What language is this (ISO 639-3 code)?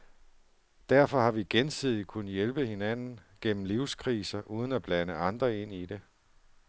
dan